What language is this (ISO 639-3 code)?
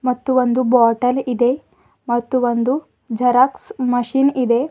kan